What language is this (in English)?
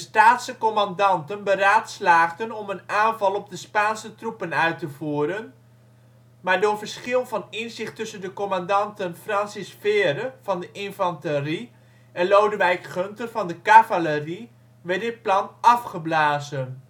Dutch